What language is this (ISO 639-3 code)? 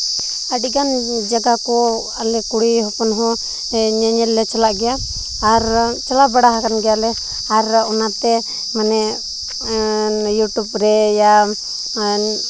sat